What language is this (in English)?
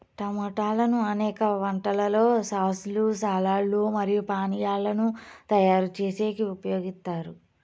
Telugu